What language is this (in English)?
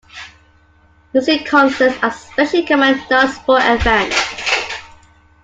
English